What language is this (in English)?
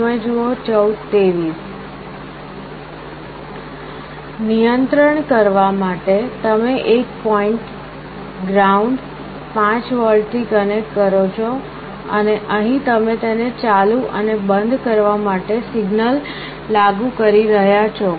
Gujarati